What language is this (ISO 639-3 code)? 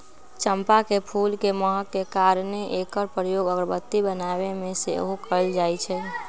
mag